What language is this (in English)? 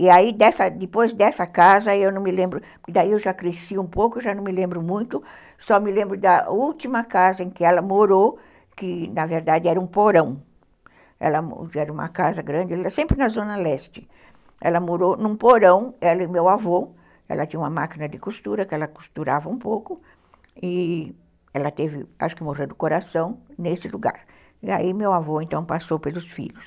Portuguese